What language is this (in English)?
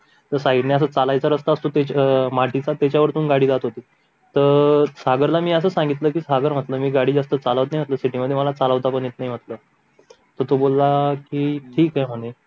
Marathi